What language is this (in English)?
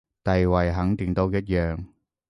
Cantonese